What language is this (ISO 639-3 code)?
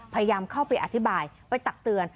tha